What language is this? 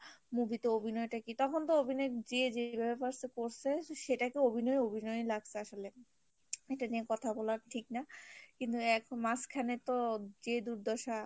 Bangla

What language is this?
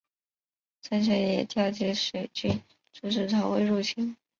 Chinese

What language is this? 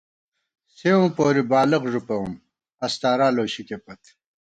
Gawar-Bati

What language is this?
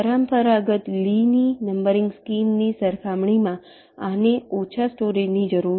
Gujarati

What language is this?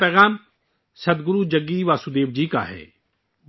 Urdu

